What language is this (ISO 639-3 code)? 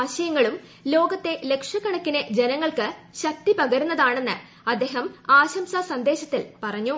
mal